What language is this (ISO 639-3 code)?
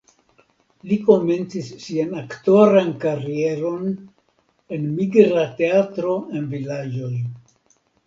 epo